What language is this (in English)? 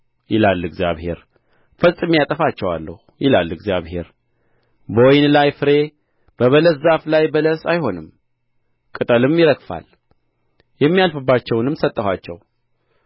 Amharic